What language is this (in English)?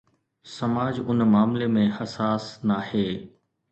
Sindhi